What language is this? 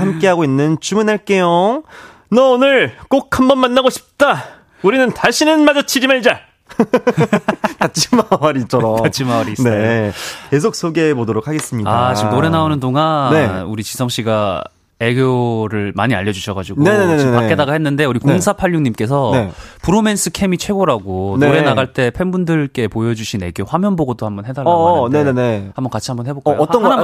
Korean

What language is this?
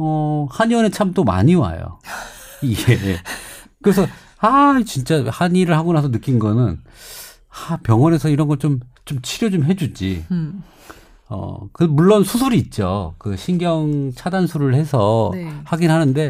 Korean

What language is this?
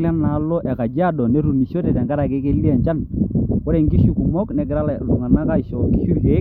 Masai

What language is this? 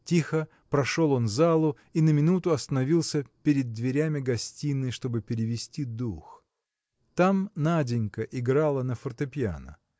Russian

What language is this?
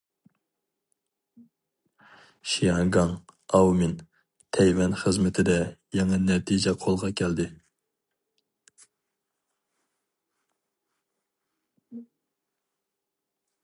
Uyghur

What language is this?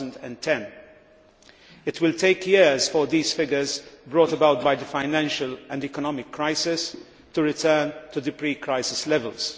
English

